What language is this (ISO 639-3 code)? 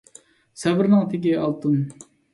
uig